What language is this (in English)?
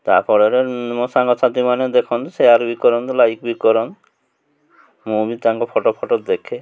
Odia